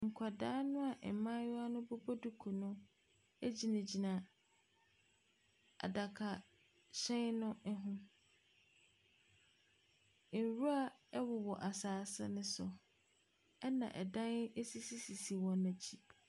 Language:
Akan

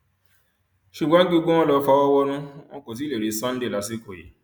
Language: Yoruba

